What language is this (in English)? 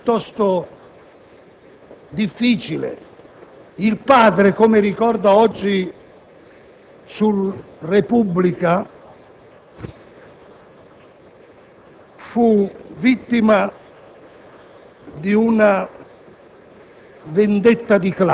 Italian